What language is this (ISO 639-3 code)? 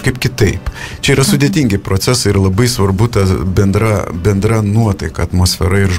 lit